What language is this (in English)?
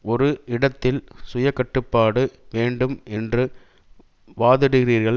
Tamil